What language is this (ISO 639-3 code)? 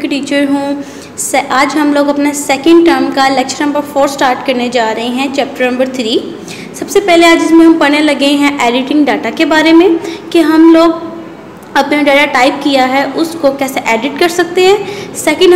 hin